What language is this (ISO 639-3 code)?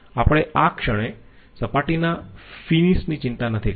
guj